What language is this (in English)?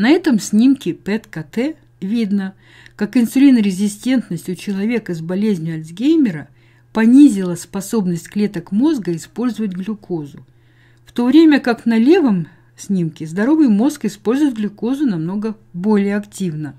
Russian